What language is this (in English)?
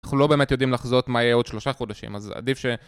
Hebrew